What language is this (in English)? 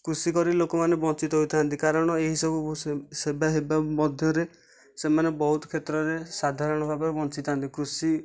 Odia